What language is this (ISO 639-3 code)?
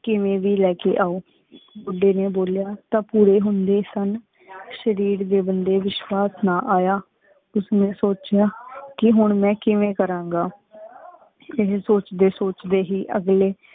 pan